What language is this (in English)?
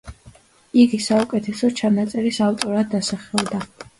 Georgian